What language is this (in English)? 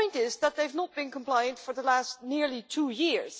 English